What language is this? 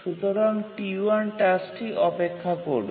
Bangla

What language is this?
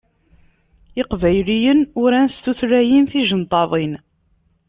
Kabyle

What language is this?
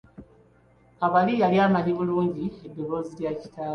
Ganda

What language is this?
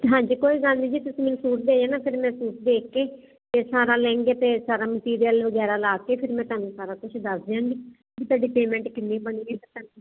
Punjabi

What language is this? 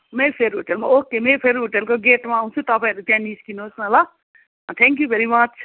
Nepali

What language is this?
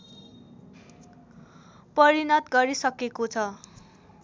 Nepali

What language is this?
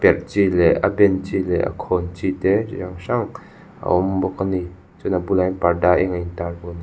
Mizo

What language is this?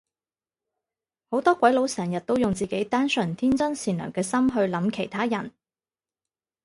Cantonese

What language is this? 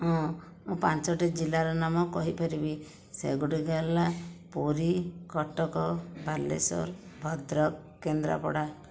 Odia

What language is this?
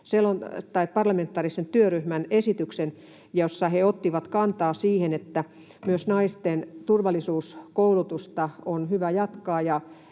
Finnish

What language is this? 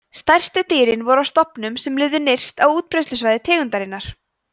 Icelandic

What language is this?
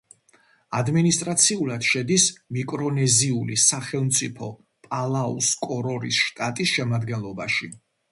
Georgian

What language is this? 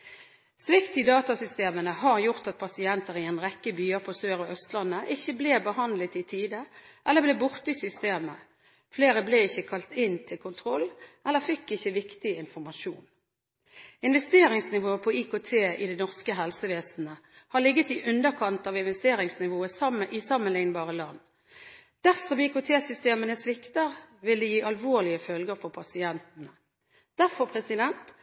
Norwegian Bokmål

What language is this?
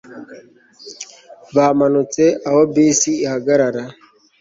Kinyarwanda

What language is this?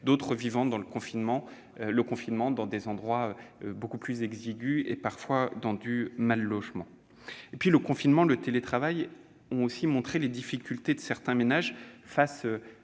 French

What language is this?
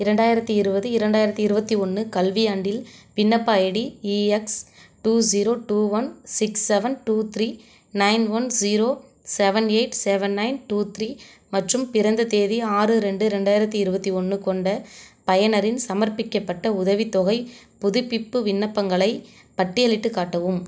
Tamil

